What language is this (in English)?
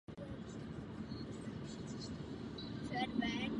Czech